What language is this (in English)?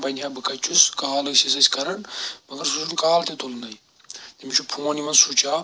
Kashmiri